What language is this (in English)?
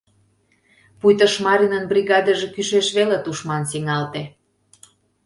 Mari